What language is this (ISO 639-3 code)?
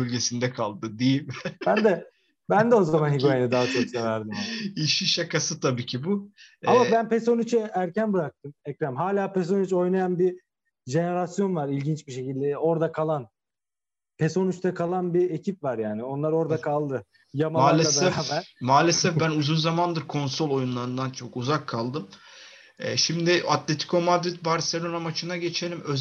tur